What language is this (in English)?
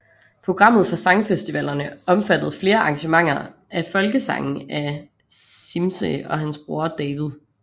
Danish